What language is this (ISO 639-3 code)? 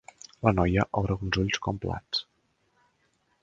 cat